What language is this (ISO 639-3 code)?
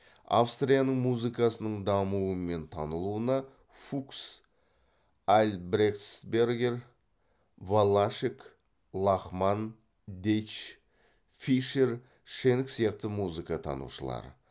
kaz